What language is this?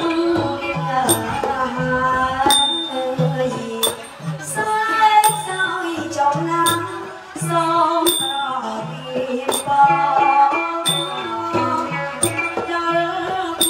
Thai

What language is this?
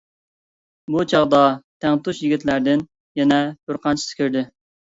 Uyghur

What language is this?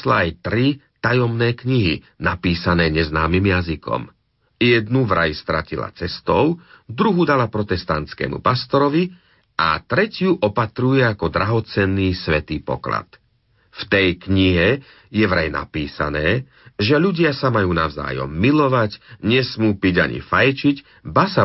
Slovak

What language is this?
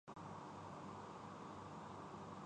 Urdu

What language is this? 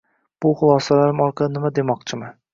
Uzbek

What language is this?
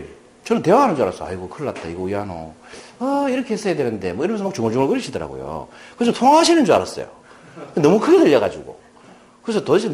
Korean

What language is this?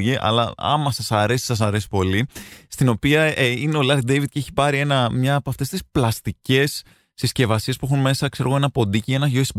Greek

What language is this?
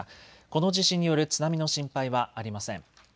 Japanese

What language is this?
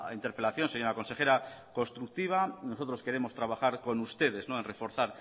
Spanish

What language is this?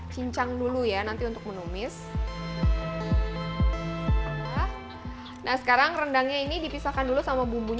Indonesian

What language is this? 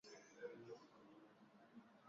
Swahili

